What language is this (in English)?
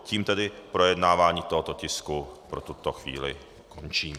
Czech